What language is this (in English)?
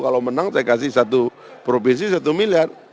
Indonesian